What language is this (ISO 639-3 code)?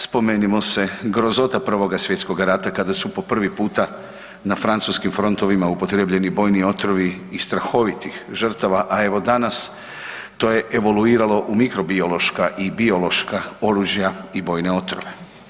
hrv